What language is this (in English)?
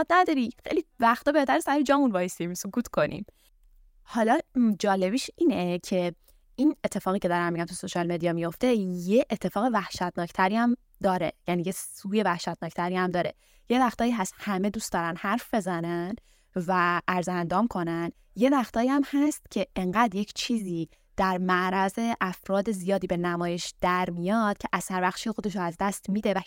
Persian